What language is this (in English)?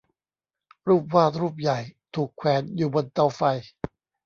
Thai